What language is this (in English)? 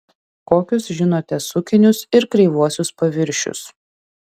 Lithuanian